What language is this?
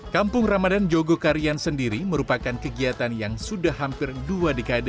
Indonesian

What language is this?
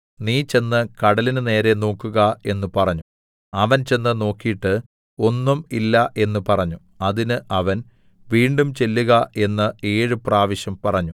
Malayalam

